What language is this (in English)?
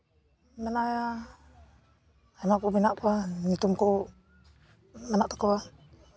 Santali